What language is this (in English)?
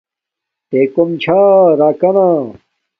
Domaaki